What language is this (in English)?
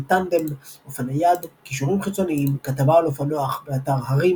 Hebrew